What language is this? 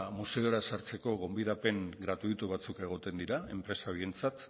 Basque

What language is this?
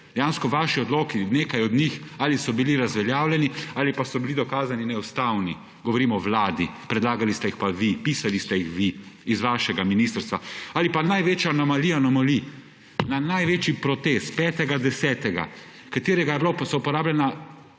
Slovenian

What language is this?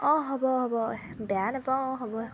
Assamese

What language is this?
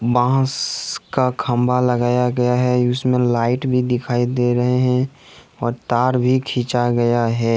Hindi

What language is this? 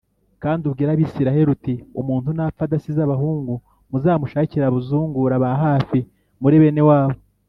Kinyarwanda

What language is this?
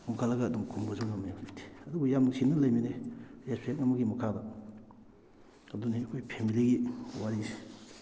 Manipuri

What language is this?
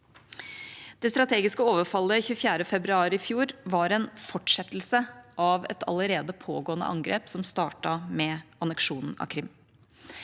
Norwegian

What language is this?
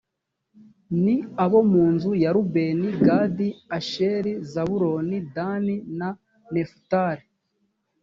Kinyarwanda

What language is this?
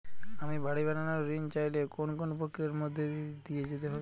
Bangla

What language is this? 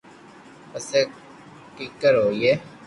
Loarki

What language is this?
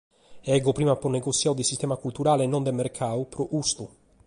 Sardinian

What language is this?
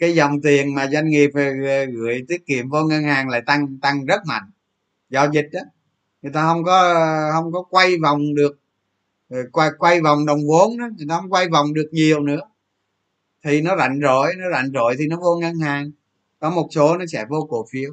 Vietnamese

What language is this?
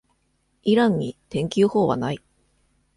Japanese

